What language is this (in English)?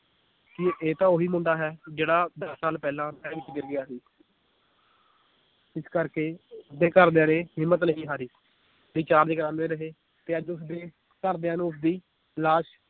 Punjabi